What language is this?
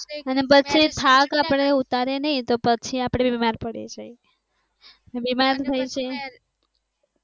Gujarati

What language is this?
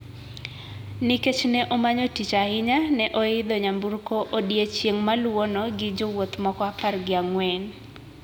Luo (Kenya and Tanzania)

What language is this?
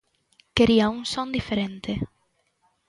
Galician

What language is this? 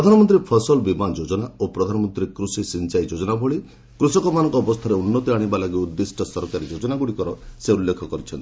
Odia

